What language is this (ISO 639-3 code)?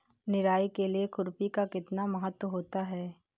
hin